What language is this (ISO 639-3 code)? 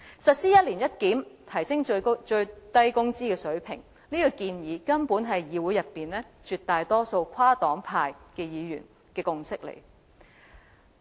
yue